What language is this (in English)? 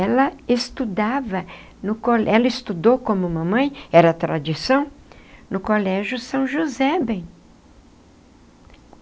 Portuguese